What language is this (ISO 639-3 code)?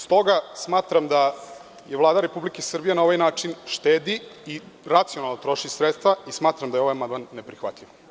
srp